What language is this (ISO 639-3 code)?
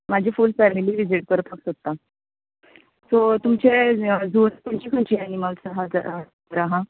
kok